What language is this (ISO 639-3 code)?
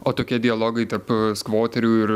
lit